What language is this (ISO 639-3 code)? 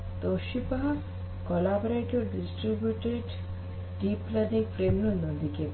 kan